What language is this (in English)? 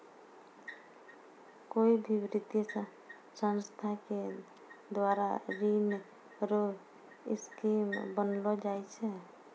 Maithili